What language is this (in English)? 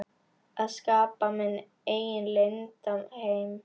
Icelandic